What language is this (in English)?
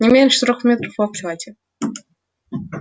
Russian